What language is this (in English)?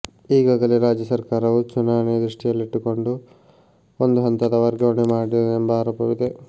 Kannada